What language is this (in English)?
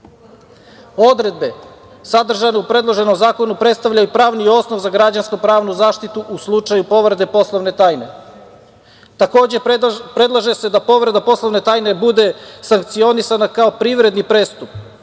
Serbian